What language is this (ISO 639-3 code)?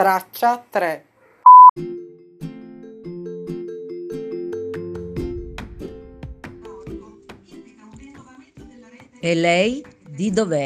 ita